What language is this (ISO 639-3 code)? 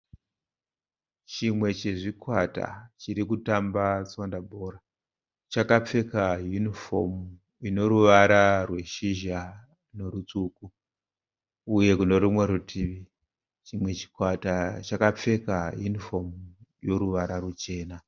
sna